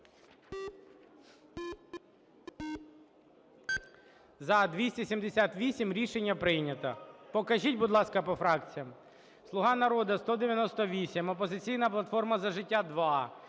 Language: Ukrainian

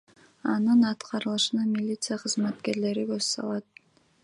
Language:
Kyrgyz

